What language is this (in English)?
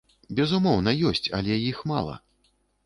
Belarusian